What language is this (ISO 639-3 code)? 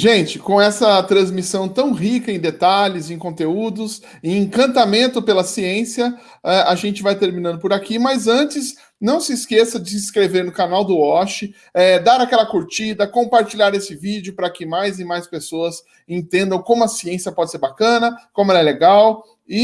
por